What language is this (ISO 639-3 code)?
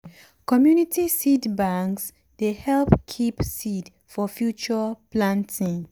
pcm